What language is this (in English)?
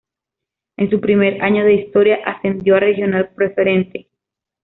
Spanish